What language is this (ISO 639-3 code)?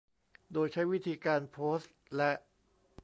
tha